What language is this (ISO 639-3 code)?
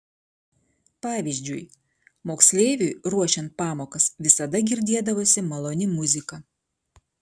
lit